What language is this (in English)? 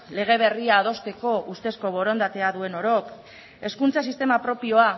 Basque